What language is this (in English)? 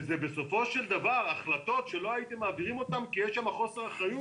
Hebrew